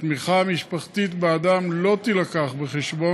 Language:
Hebrew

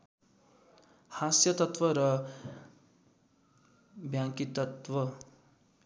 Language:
Nepali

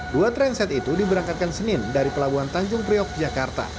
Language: Indonesian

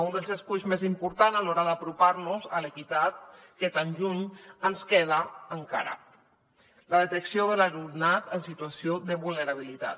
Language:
Catalan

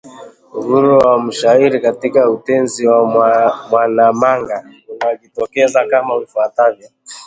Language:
Swahili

